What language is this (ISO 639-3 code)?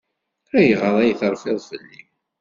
kab